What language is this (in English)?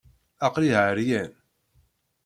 Kabyle